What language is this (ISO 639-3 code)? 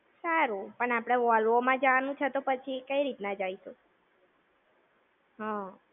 guj